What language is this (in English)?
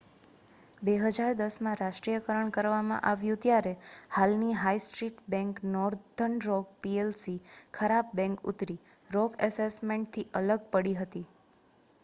Gujarati